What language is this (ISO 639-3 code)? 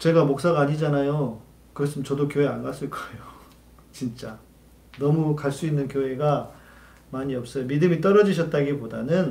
kor